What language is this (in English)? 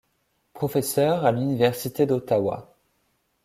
French